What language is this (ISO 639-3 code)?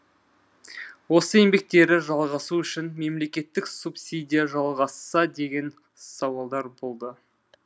kaz